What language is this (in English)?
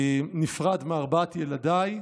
Hebrew